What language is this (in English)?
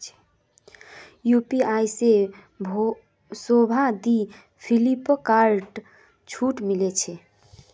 Magahi